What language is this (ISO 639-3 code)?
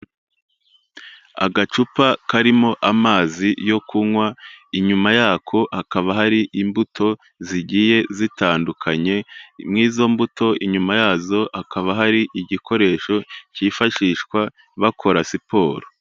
kin